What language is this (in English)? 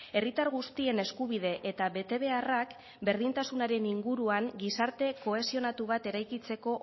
Basque